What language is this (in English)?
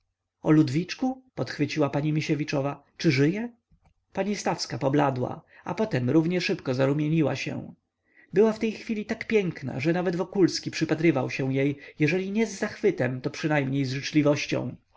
Polish